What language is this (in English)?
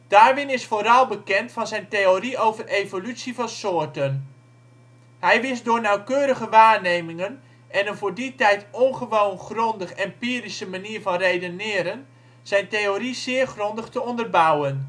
Dutch